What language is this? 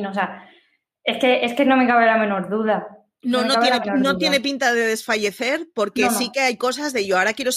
Spanish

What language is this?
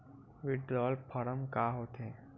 Chhattisgarhi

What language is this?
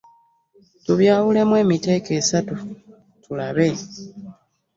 Ganda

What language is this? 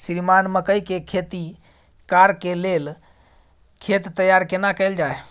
Maithili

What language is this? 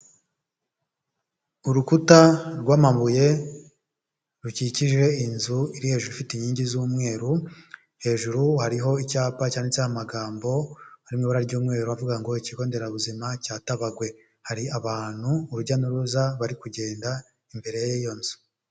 Kinyarwanda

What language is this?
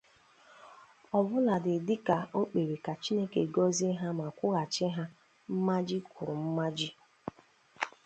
Igbo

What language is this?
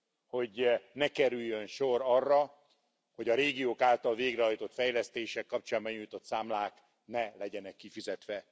Hungarian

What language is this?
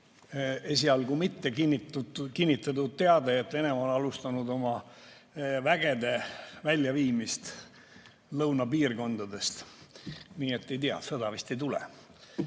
Estonian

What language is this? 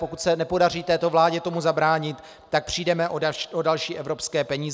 Czech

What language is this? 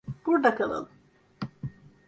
Turkish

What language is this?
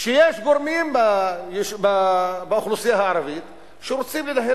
Hebrew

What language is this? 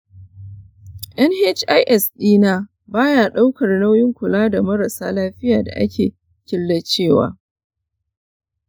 Hausa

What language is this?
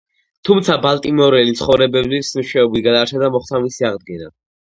Georgian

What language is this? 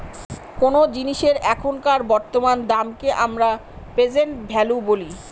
Bangla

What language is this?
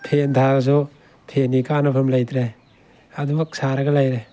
Manipuri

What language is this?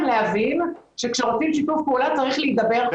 Hebrew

